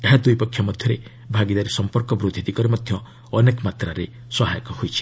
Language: Odia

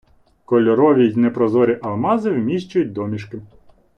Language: Ukrainian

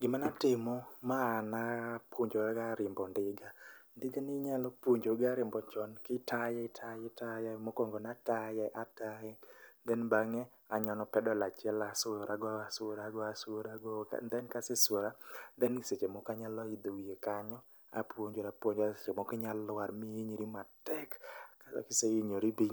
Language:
Luo (Kenya and Tanzania)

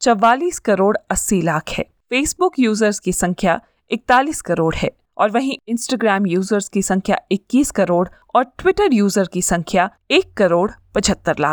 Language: Hindi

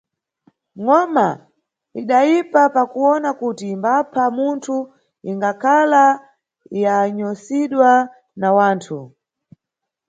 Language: Nyungwe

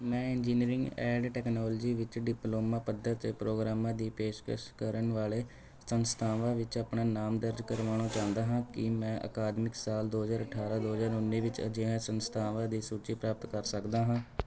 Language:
Punjabi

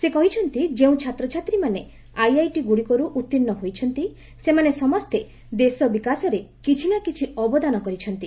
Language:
Odia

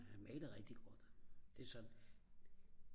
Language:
Danish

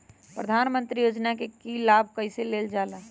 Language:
Magahi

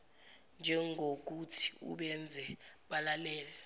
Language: Zulu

